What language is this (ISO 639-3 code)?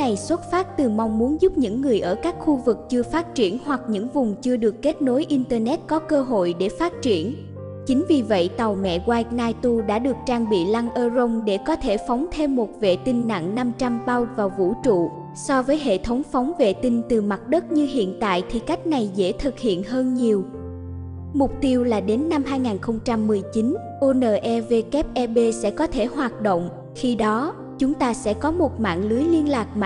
vie